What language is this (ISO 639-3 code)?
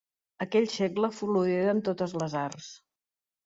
cat